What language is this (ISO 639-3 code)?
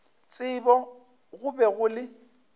nso